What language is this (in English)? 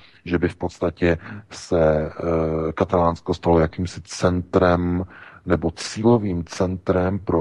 Czech